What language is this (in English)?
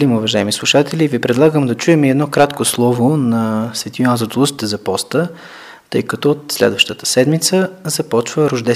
Bulgarian